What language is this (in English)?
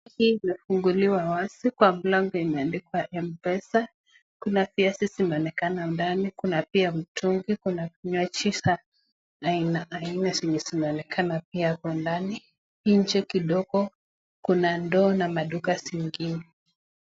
Swahili